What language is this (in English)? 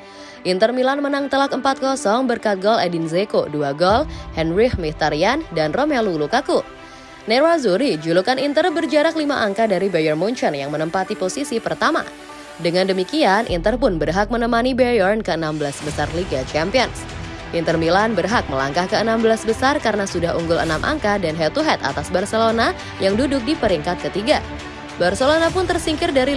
Indonesian